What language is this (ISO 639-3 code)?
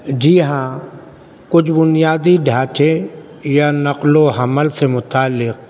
urd